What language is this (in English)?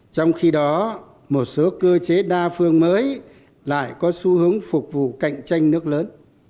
Vietnamese